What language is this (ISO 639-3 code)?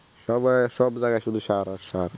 ben